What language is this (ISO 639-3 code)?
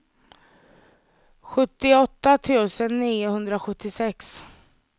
swe